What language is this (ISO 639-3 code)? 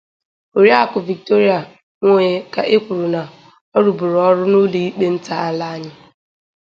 ibo